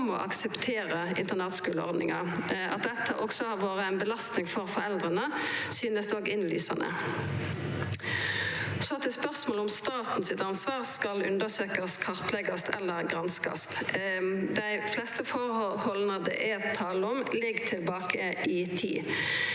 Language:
Norwegian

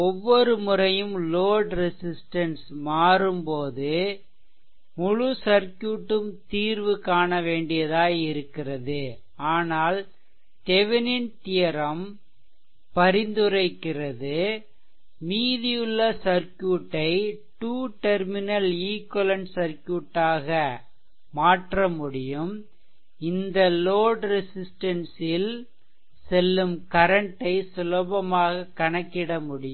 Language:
Tamil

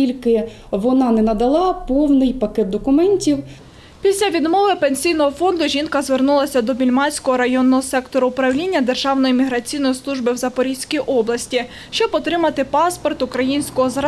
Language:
Ukrainian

